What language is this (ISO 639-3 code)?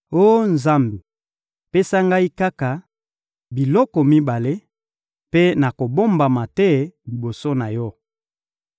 lin